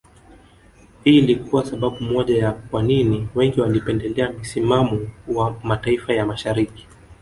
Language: Swahili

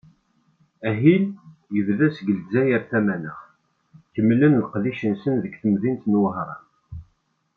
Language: Kabyle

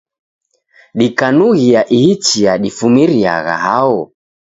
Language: Taita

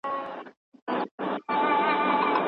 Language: Pashto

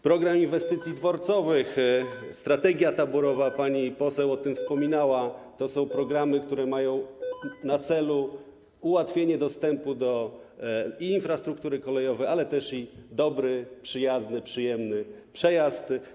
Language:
Polish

